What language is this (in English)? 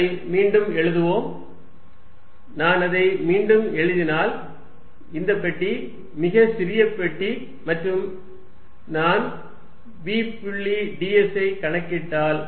Tamil